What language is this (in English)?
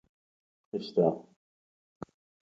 Central Kurdish